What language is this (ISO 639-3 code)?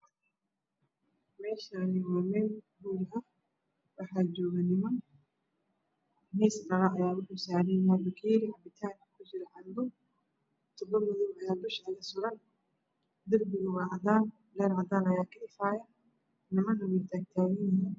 som